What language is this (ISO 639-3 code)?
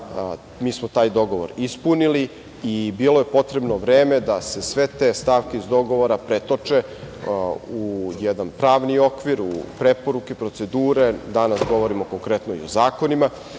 srp